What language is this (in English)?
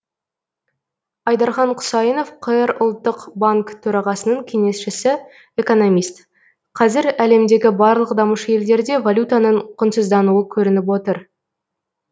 Kazakh